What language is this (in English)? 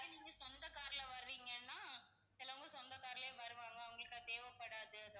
Tamil